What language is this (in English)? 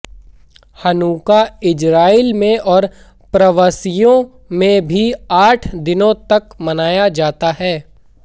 Hindi